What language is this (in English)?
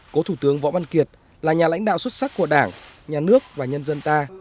Vietnamese